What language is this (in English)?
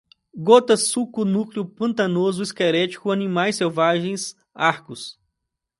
Portuguese